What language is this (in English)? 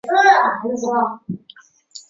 Chinese